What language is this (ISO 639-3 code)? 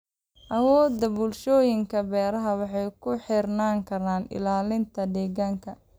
som